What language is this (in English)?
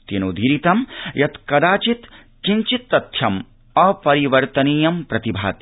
Sanskrit